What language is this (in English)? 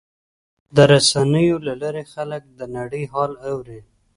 Pashto